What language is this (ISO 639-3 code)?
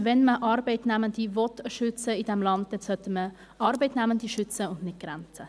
gsw